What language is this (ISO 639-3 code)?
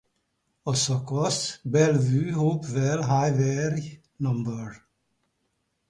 hun